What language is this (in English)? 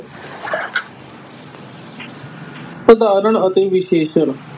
Punjabi